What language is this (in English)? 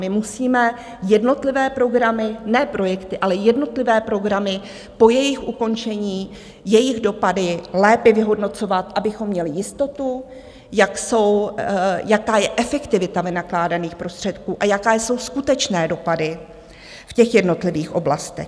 Czech